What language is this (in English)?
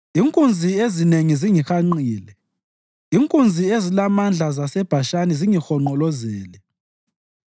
North Ndebele